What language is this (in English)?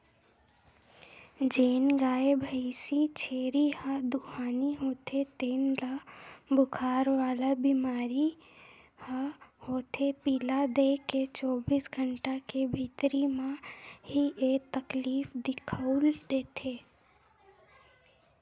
Chhattisgarhi